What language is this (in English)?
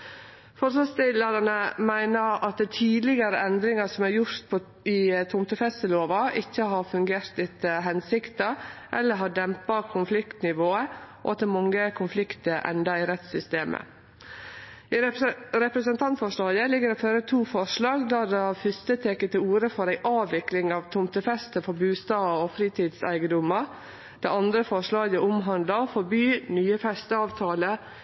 Norwegian Nynorsk